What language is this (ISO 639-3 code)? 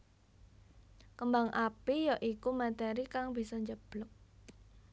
jav